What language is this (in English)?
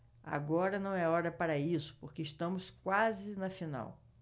Portuguese